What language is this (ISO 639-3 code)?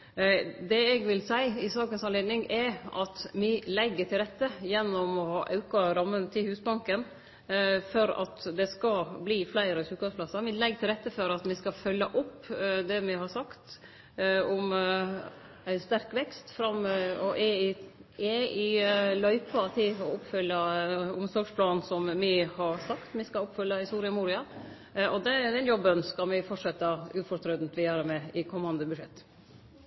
nno